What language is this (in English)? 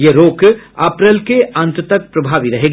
Hindi